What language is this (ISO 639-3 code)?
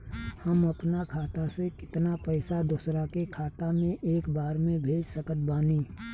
bho